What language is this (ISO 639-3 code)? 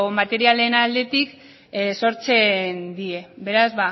eus